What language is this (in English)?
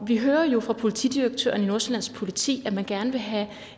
Danish